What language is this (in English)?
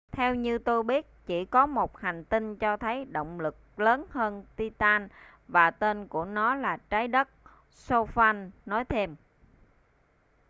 Vietnamese